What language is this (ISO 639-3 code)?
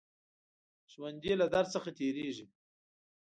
pus